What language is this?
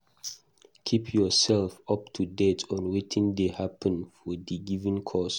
Nigerian Pidgin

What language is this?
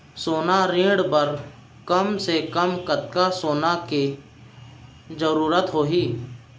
Chhattisgarhi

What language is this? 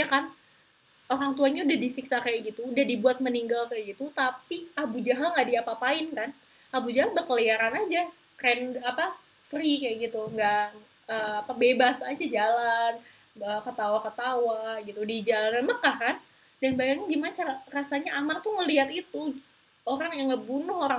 Indonesian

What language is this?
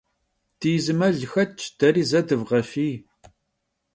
Kabardian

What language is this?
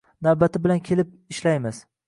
Uzbek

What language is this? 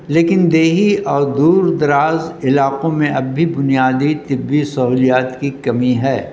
Urdu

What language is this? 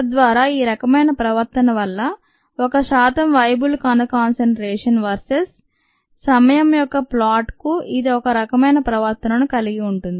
Telugu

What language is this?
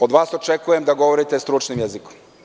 Serbian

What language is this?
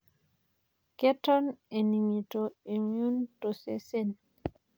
Masai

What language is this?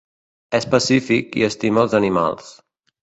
Catalan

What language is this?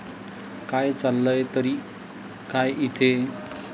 Marathi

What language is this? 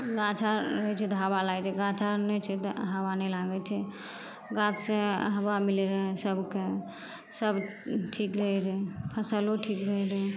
Maithili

